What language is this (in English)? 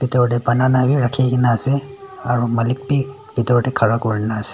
Naga Pidgin